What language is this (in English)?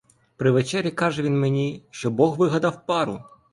Ukrainian